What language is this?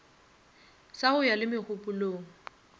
Northern Sotho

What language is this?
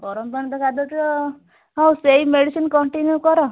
Odia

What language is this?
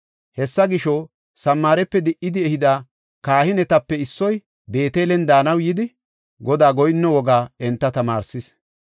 Gofa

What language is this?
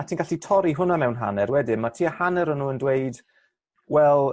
Welsh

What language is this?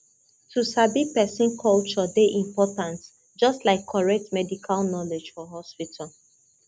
Nigerian Pidgin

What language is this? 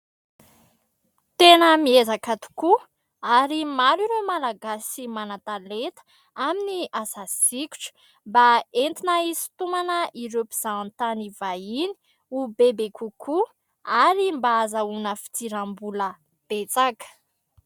Malagasy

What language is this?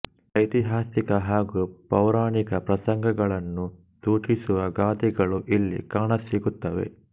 Kannada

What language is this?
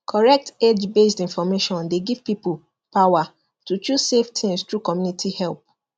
Nigerian Pidgin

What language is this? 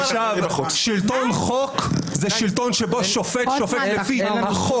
Hebrew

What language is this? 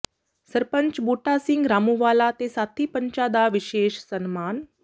Punjabi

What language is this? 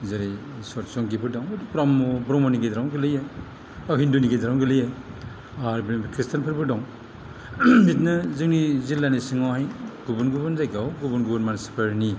Bodo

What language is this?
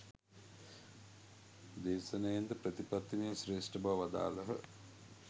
Sinhala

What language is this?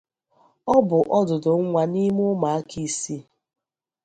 Igbo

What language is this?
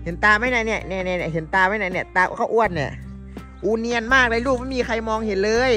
Thai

